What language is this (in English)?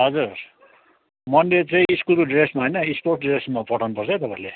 Nepali